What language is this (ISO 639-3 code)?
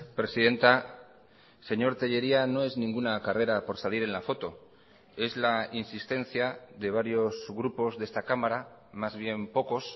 spa